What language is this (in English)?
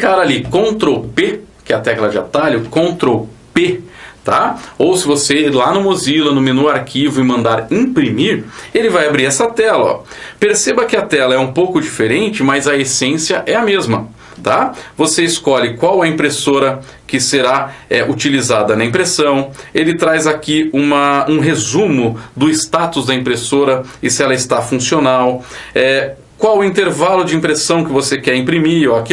Portuguese